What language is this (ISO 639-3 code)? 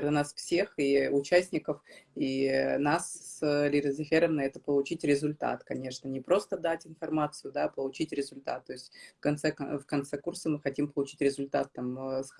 rus